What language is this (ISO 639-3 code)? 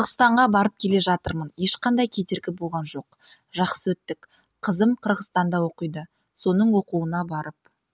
kaz